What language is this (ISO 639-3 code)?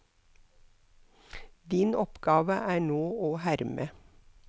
nor